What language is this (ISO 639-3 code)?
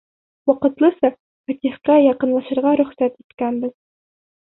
bak